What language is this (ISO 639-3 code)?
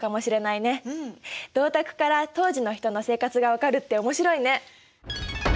jpn